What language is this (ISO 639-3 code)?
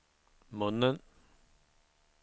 swe